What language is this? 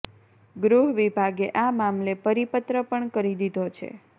Gujarati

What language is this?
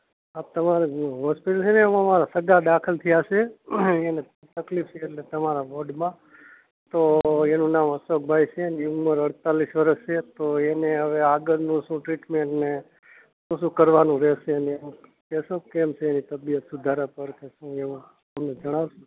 Gujarati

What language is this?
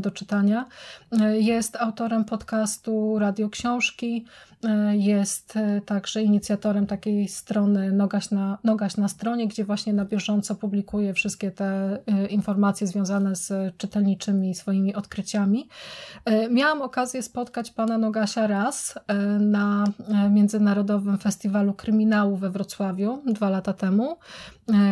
Polish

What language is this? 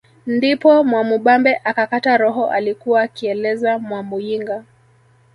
Swahili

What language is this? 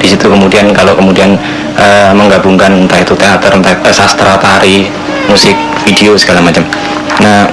Indonesian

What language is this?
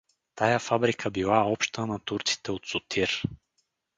Bulgarian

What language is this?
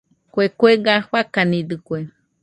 Nüpode Huitoto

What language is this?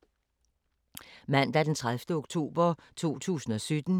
Danish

